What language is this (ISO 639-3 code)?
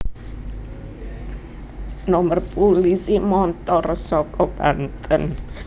jav